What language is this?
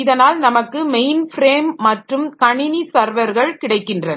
Tamil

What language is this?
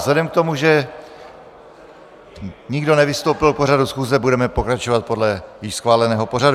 Czech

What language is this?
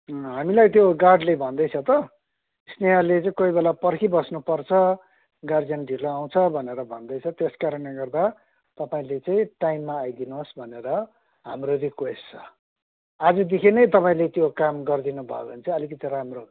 Nepali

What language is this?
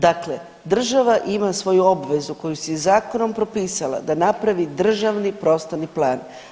Croatian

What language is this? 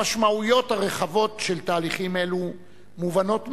Hebrew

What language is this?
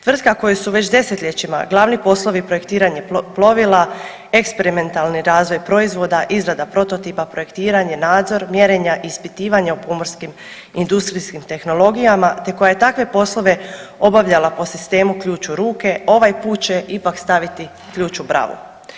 Croatian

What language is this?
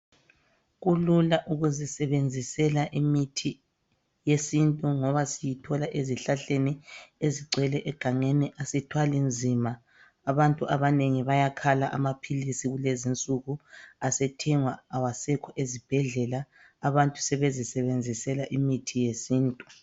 North Ndebele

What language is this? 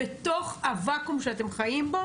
Hebrew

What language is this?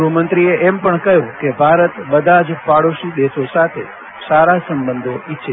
Gujarati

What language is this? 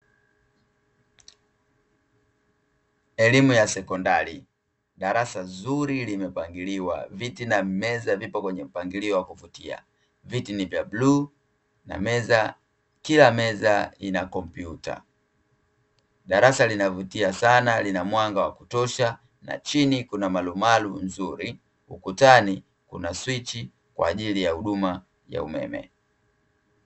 Swahili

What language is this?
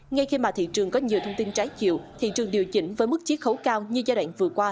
Vietnamese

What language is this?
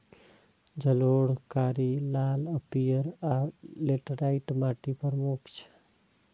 Maithili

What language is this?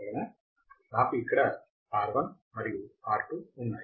Telugu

